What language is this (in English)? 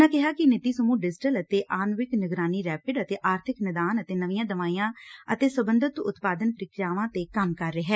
Punjabi